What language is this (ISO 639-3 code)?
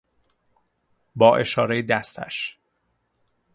fas